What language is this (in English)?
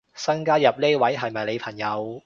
Cantonese